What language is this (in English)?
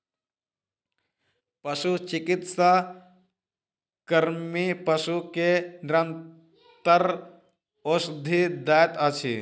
Maithili